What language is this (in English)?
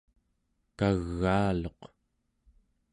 Central Yupik